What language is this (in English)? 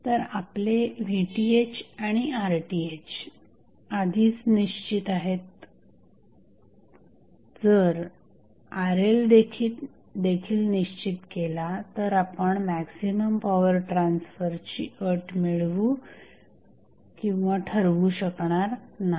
Marathi